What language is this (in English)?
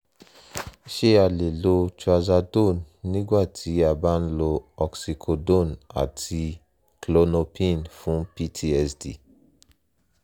Yoruba